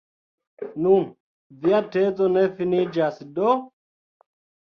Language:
Esperanto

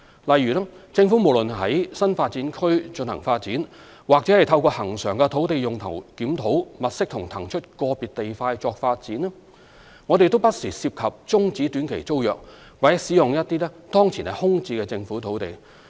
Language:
Cantonese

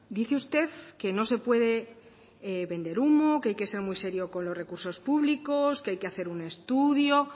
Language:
Spanish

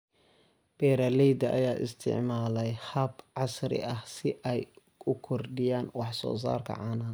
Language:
Somali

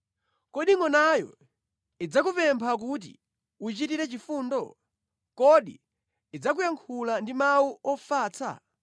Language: Nyanja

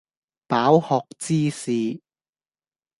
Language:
Cantonese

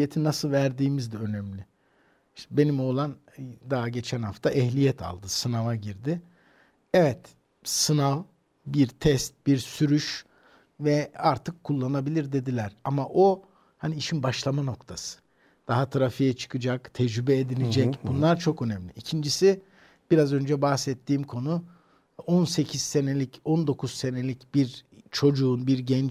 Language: Turkish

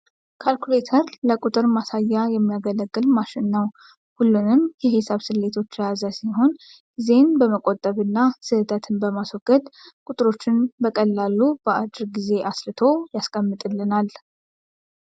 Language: Amharic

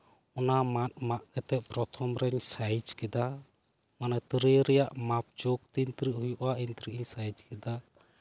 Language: Santali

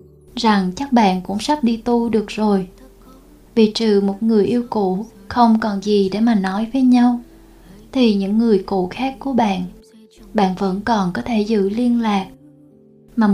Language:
Vietnamese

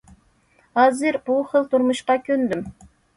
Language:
Uyghur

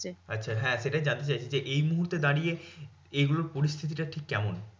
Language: Bangla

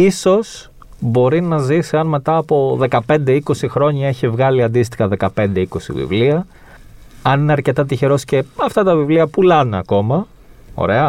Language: Greek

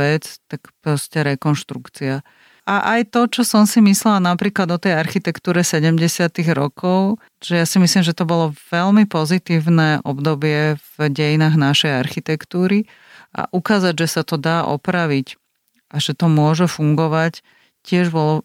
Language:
Slovak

